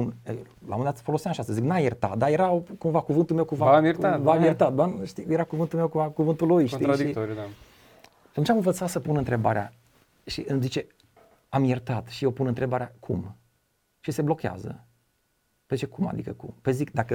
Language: Romanian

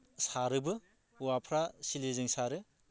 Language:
Bodo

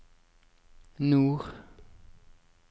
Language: Norwegian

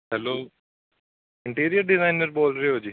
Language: Punjabi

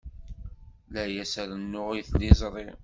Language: Kabyle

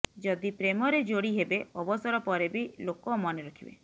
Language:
Odia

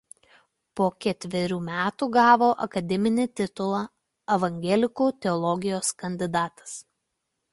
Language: Lithuanian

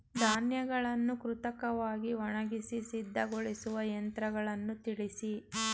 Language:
Kannada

